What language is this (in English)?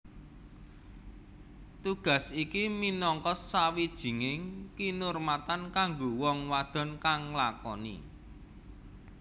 Javanese